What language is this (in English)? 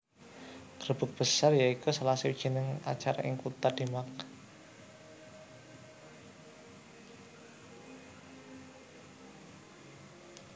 Javanese